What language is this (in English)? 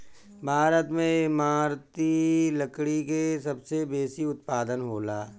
Bhojpuri